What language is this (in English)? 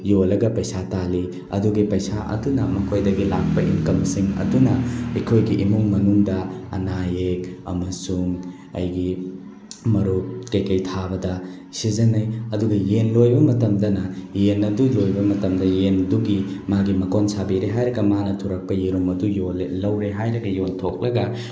Manipuri